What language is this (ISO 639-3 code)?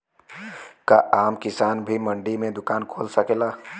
bho